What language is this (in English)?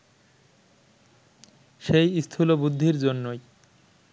Bangla